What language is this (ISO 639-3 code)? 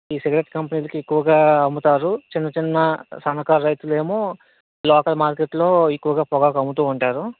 tel